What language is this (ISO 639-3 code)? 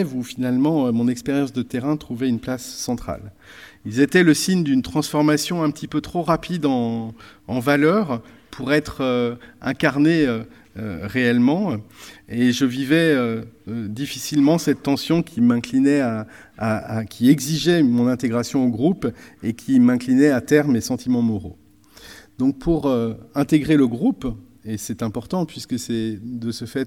fra